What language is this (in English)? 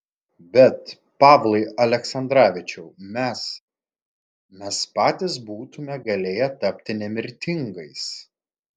Lithuanian